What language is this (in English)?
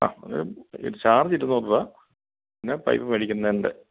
Malayalam